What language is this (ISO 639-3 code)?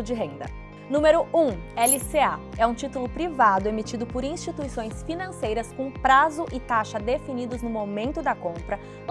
por